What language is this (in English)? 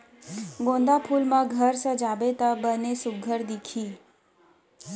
Chhattisgarhi